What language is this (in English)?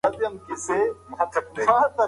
Pashto